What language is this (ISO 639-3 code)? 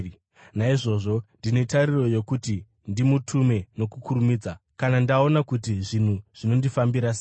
sna